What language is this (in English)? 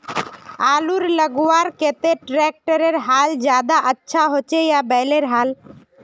Magahi